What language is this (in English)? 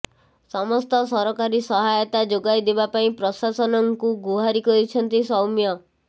Odia